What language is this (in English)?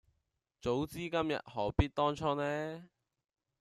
Cantonese